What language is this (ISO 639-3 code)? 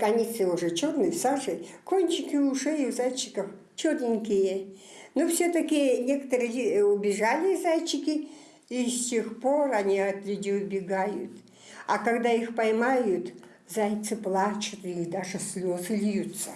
rus